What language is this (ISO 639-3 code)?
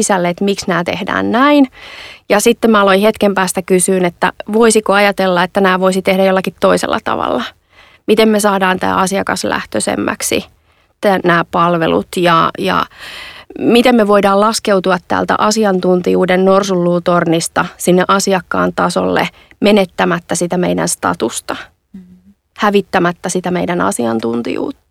fin